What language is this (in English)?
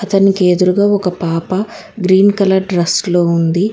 Telugu